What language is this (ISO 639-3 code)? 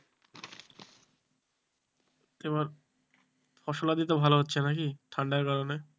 ben